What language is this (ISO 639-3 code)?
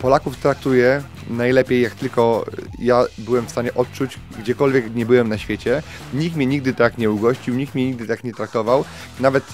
pol